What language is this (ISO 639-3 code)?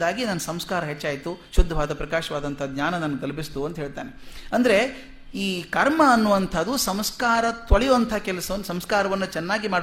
kan